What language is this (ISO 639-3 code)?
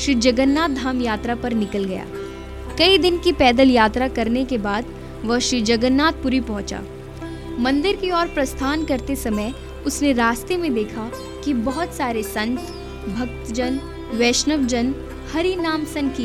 hin